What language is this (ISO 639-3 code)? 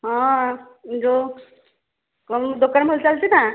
ori